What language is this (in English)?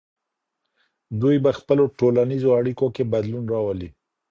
Pashto